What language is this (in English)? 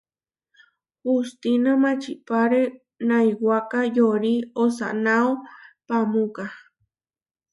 Huarijio